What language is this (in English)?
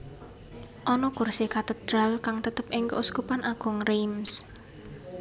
Javanese